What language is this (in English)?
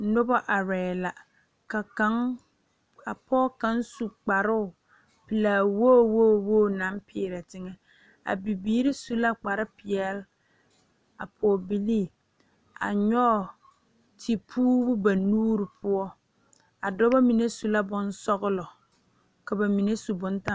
Southern Dagaare